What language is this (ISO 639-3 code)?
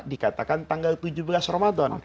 ind